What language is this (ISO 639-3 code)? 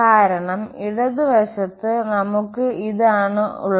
mal